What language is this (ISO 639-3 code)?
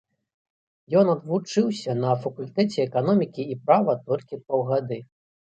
bel